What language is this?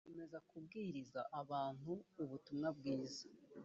Kinyarwanda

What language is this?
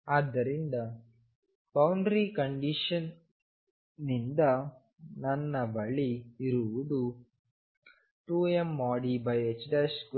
Kannada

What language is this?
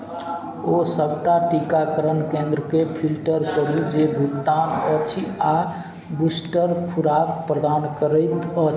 Maithili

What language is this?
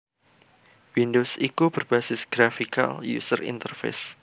Javanese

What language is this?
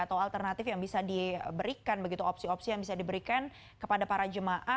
Indonesian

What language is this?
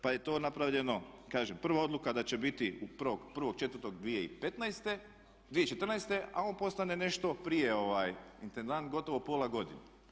Croatian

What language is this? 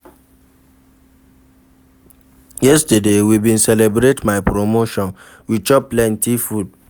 Nigerian Pidgin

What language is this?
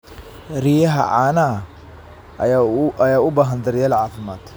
Somali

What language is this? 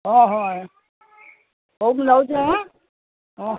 Odia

